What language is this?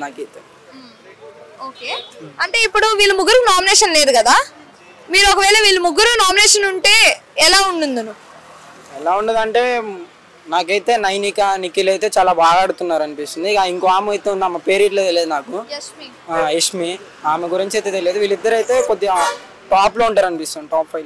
Telugu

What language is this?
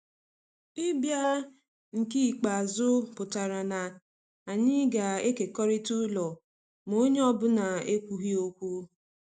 Igbo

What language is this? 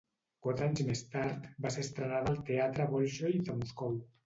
Catalan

